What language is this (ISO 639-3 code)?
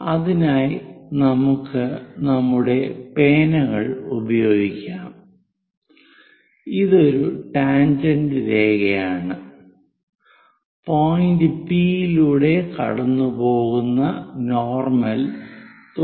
mal